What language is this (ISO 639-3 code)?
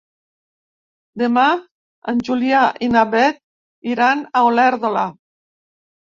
cat